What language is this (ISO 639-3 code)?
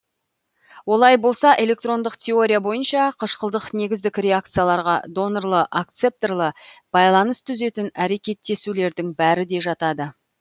kaz